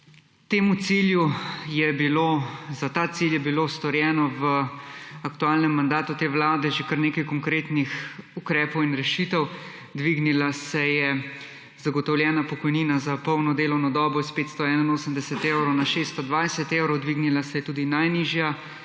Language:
Slovenian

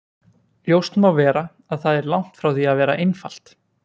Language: Icelandic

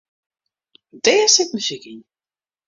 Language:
Western Frisian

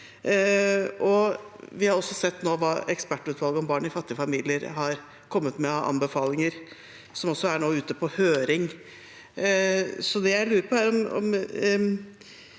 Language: Norwegian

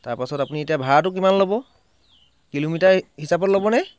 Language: Assamese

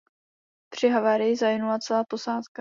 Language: Czech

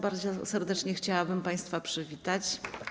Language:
Polish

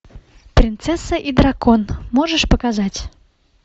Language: Russian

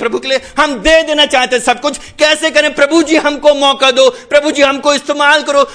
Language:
Hindi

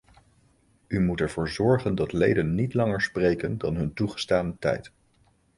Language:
Dutch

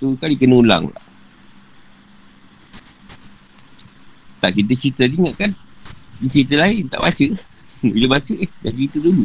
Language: Malay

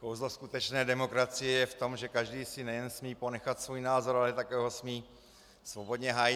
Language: Czech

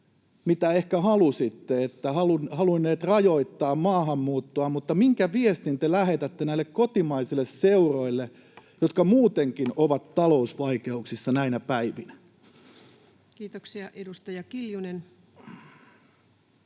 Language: Finnish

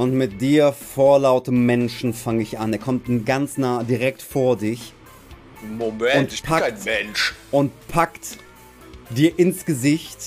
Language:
German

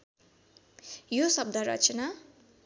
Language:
Nepali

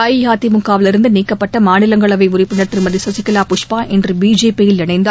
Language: Tamil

